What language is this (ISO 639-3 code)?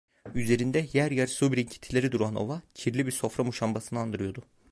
tur